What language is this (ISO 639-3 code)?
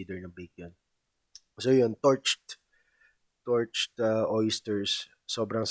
fil